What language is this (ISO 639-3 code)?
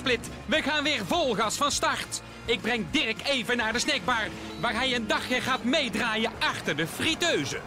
nld